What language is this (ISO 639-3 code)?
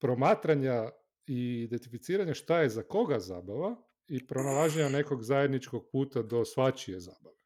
hrv